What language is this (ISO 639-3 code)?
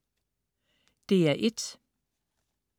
dan